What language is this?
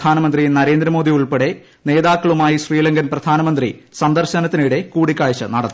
Malayalam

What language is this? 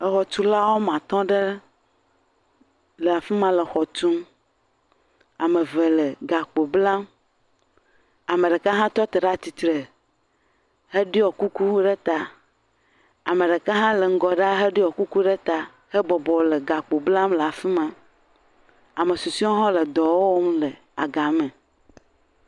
Ewe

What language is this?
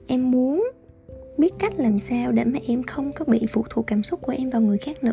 Vietnamese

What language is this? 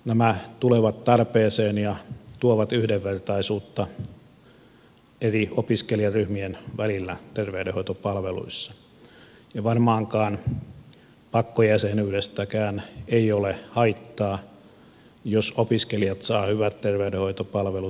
Finnish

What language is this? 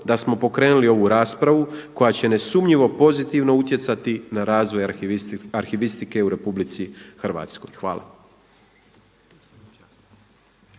Croatian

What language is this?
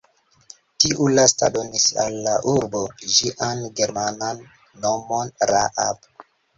Esperanto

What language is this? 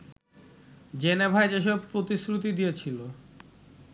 Bangla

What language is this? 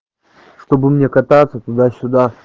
Russian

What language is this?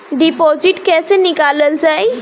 Bhojpuri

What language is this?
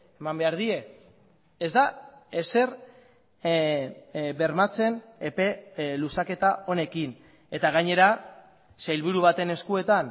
Basque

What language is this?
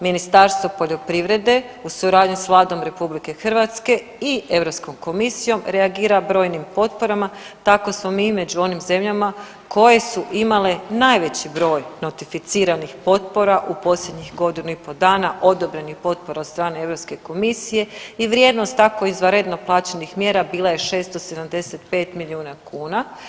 Croatian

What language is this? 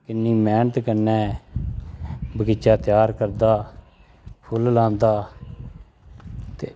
Dogri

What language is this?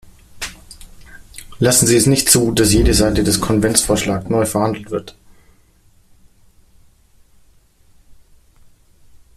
German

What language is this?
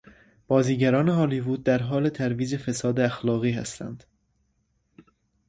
Persian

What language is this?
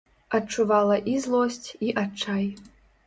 Belarusian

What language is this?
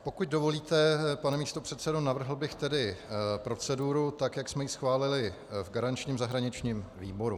Czech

